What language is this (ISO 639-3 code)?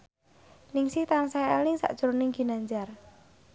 jav